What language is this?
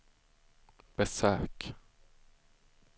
Swedish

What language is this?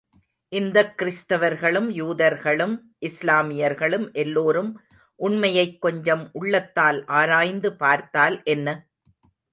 Tamil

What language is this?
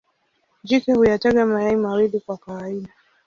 Swahili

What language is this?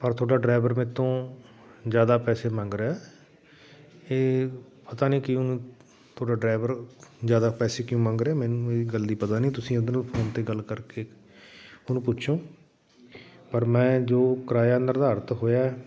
Punjabi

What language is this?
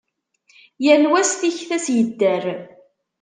Kabyle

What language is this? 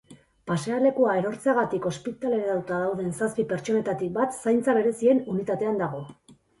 Basque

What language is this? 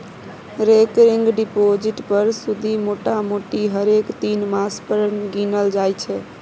Maithili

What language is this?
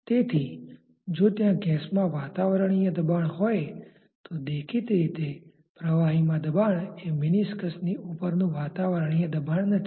Gujarati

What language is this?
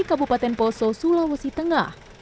Indonesian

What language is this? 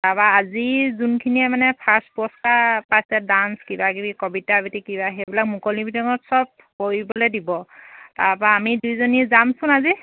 Assamese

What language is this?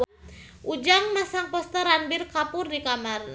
Sundanese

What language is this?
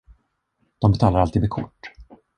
Swedish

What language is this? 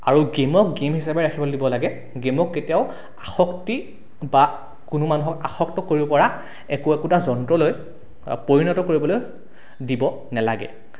Assamese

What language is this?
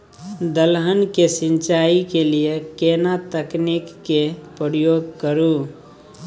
Maithili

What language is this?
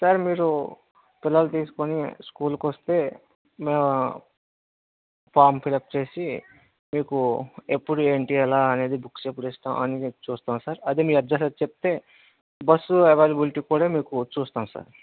Telugu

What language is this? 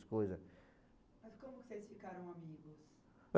Portuguese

